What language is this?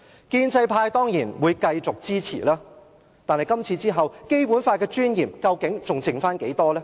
Cantonese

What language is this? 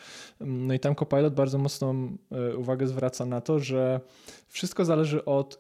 Polish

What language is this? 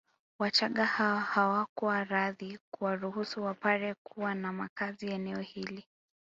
Swahili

